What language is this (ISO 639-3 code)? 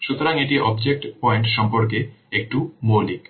ben